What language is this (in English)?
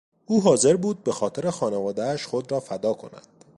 Persian